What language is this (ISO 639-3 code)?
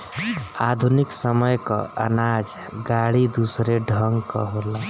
bho